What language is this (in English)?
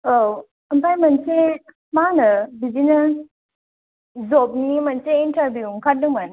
Bodo